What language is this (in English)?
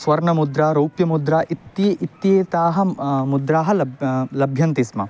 Sanskrit